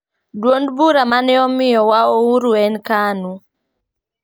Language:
Luo (Kenya and Tanzania)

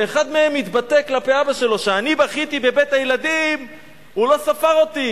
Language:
Hebrew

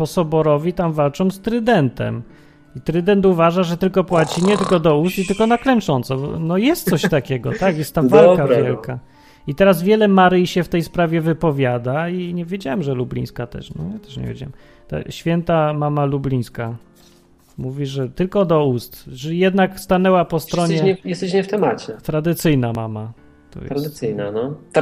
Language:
Polish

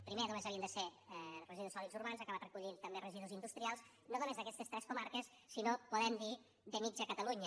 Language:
Catalan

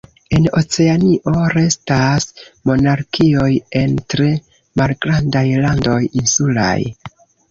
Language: Esperanto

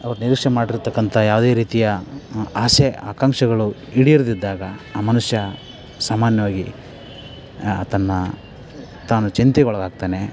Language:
Kannada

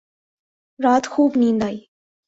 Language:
Urdu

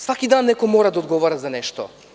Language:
Serbian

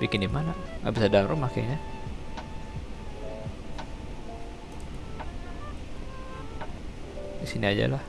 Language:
Indonesian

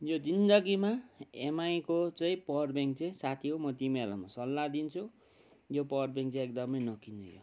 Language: Nepali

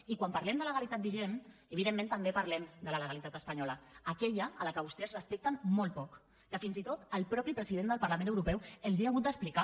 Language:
Catalan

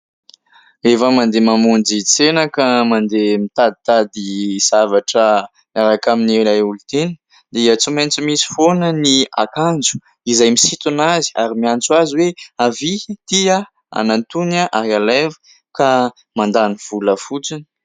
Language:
Malagasy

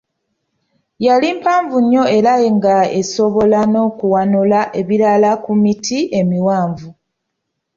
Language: Ganda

